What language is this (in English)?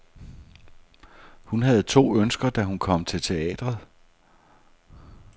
Danish